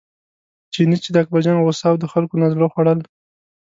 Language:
Pashto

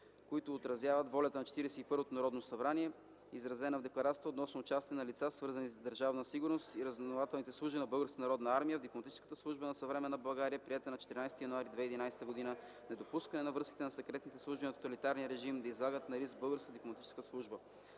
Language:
Bulgarian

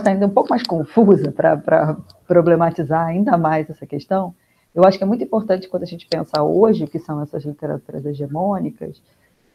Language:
Portuguese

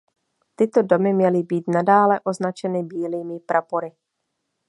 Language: Czech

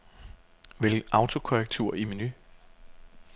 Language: Danish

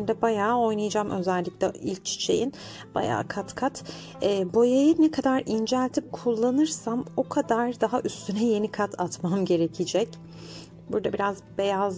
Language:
Turkish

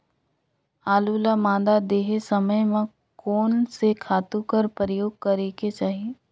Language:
Chhattisgarhi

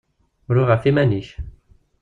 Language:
Kabyle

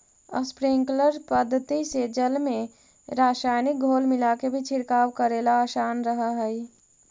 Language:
Magahi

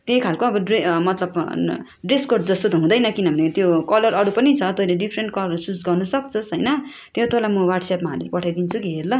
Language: Nepali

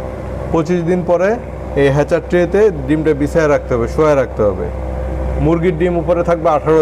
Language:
Swedish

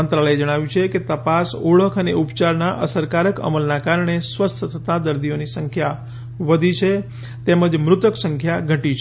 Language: Gujarati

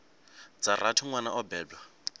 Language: Venda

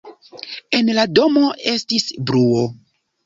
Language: Esperanto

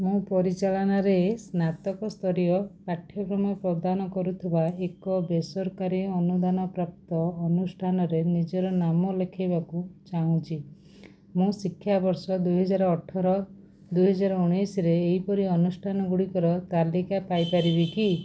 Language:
Odia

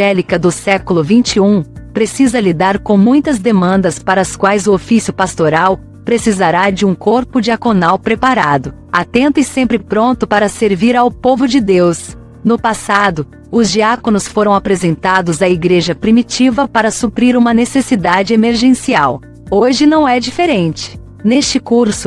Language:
Portuguese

